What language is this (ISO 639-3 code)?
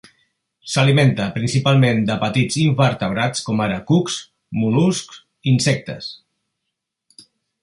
cat